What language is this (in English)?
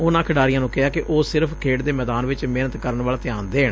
Punjabi